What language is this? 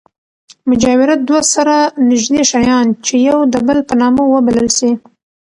Pashto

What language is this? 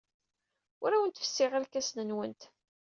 Kabyle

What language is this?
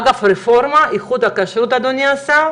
Hebrew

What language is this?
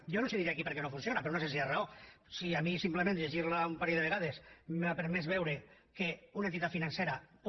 Catalan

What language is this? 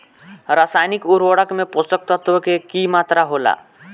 Bhojpuri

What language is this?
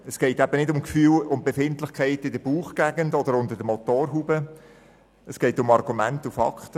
Swiss German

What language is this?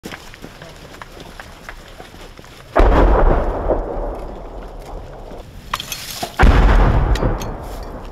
Russian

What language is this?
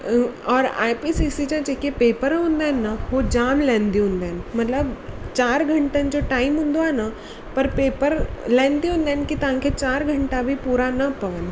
Sindhi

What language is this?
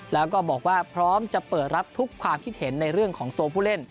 Thai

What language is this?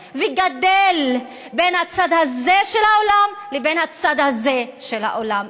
Hebrew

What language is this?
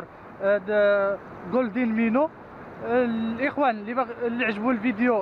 Arabic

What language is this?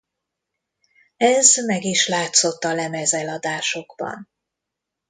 Hungarian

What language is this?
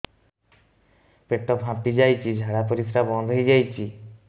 Odia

